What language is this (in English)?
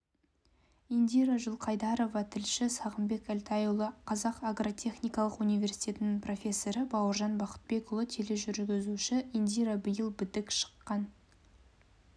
Kazakh